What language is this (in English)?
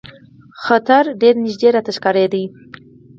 Pashto